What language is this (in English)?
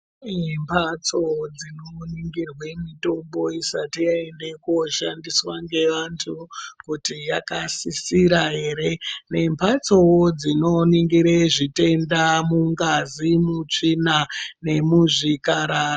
Ndau